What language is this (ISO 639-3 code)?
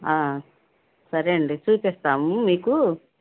tel